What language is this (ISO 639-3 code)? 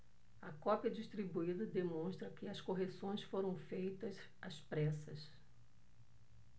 por